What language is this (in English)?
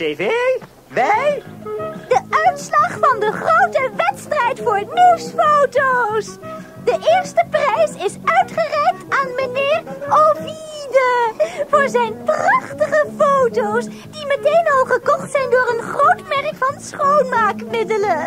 Dutch